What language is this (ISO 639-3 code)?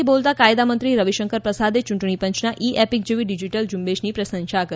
guj